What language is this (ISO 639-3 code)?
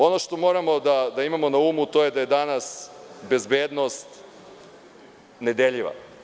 srp